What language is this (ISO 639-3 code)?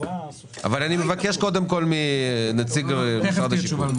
heb